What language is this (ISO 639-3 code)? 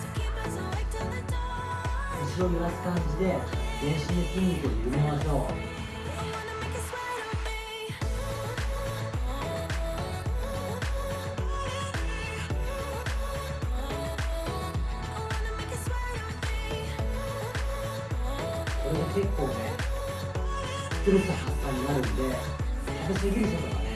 jpn